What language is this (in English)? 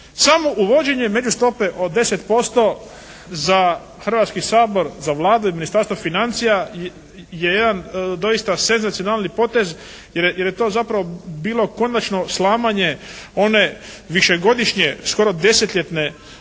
Croatian